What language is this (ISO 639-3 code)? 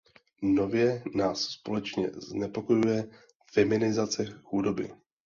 ces